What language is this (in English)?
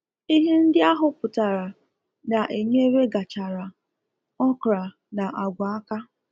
Igbo